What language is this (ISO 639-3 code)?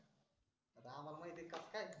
mar